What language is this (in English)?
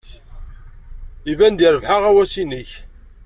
Kabyle